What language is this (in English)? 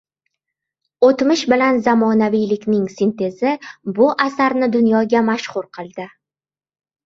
Uzbek